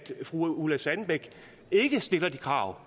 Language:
Danish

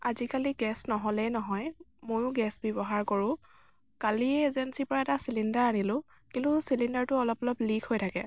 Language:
Assamese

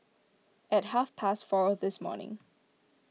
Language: English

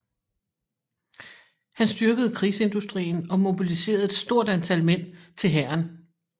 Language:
Danish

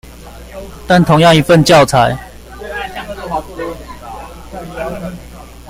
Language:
Chinese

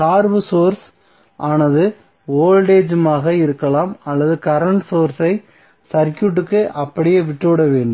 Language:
Tamil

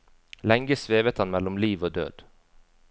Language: Norwegian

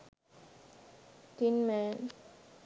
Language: Sinhala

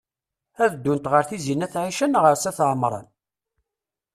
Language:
Kabyle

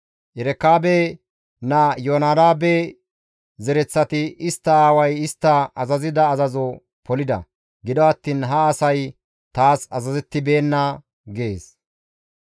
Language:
Gamo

